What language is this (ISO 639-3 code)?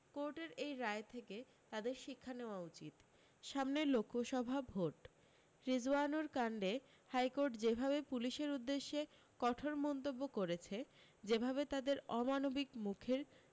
ben